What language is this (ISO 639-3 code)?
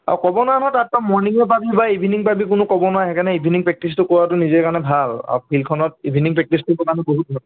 asm